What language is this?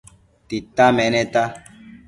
Matsés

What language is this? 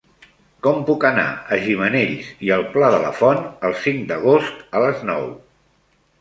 Catalan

